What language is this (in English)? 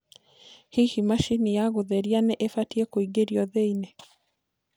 Kikuyu